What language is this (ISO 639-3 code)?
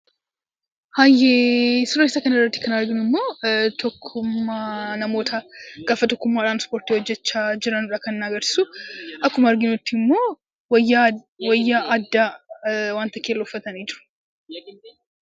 orm